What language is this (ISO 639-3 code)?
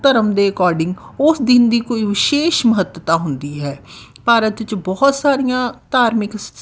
pan